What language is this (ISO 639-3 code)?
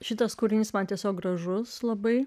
lit